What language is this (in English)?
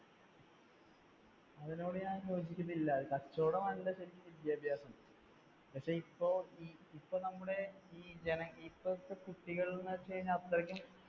Malayalam